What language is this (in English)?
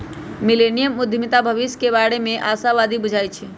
Magahi